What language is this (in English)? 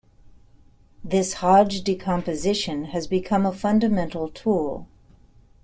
English